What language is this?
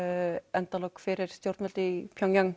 Icelandic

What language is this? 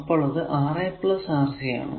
Malayalam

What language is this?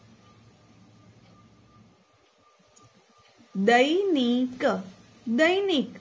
Gujarati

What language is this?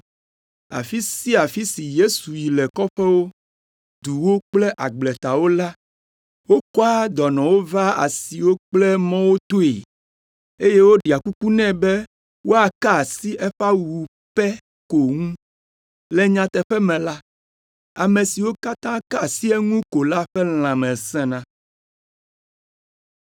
Ewe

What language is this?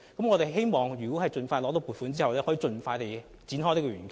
Cantonese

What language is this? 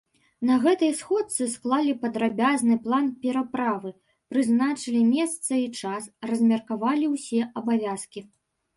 Belarusian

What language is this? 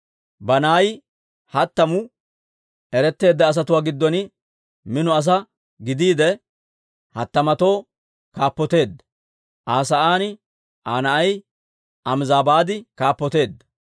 Dawro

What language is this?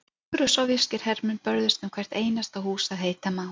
Icelandic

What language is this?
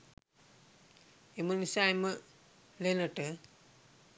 Sinhala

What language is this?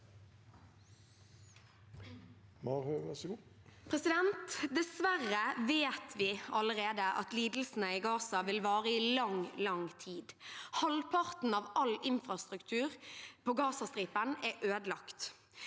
Norwegian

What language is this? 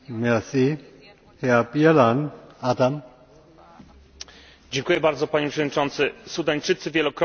Polish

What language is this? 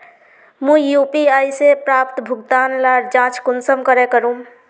Magahi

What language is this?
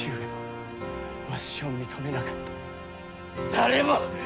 Japanese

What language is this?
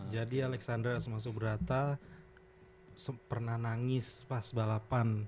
Indonesian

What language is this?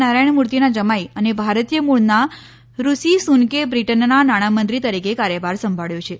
Gujarati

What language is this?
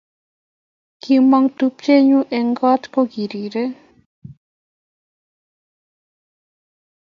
Kalenjin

